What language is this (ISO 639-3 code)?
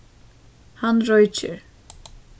fao